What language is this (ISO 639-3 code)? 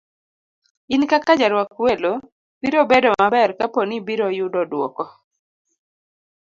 luo